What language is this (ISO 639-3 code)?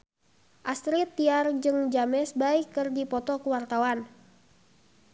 sun